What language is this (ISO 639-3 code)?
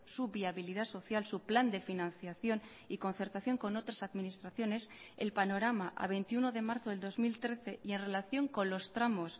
spa